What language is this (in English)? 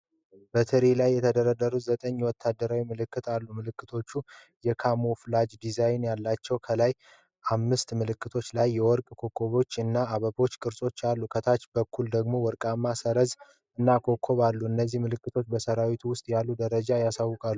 Amharic